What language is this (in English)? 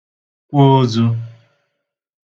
Igbo